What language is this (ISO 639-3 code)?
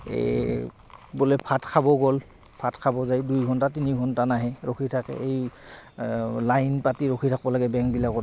asm